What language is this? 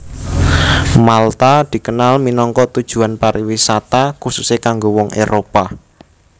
Javanese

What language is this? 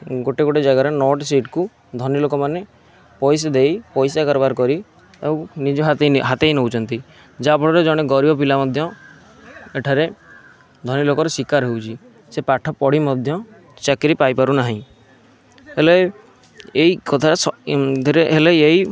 Odia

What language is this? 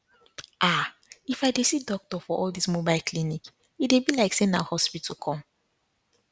Nigerian Pidgin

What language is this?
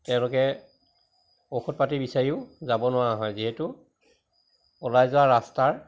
Assamese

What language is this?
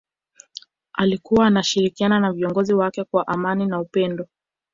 Swahili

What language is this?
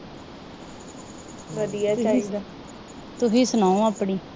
Punjabi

